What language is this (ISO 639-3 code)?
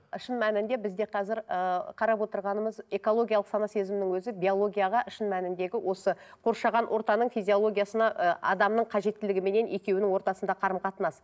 kaz